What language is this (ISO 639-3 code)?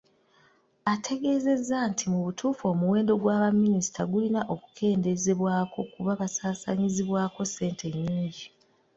lug